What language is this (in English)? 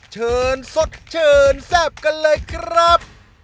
Thai